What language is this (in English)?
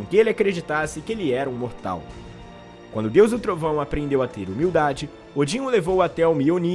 Portuguese